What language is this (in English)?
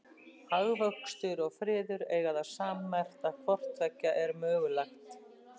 Icelandic